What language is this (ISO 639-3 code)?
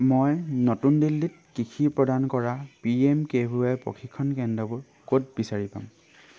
asm